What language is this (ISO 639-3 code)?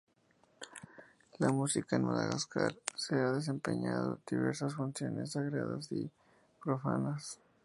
spa